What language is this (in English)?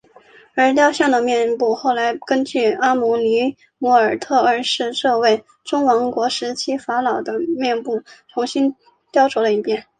Chinese